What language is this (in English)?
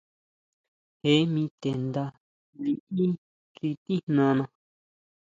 Huautla Mazatec